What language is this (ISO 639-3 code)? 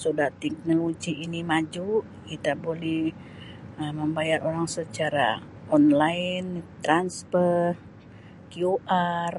msi